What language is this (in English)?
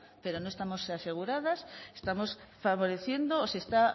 Spanish